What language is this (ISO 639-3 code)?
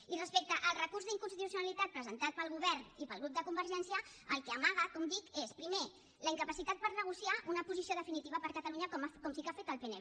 cat